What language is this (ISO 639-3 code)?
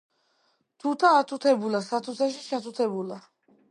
kat